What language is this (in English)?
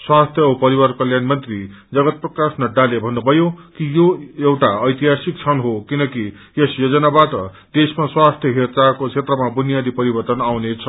Nepali